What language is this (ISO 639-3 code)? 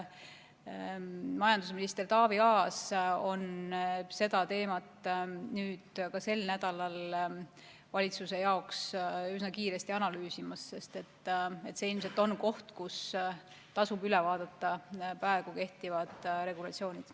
est